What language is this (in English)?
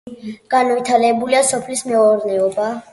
Georgian